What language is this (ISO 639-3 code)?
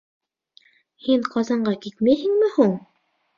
bak